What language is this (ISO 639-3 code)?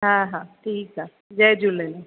snd